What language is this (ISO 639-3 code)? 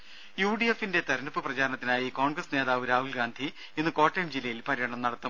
mal